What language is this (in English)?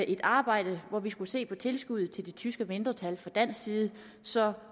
Danish